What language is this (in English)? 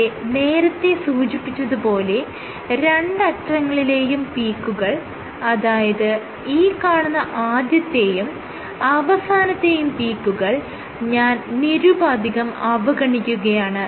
Malayalam